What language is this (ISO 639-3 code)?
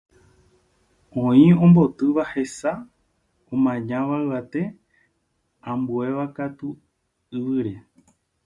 grn